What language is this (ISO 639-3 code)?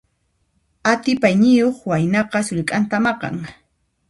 qxp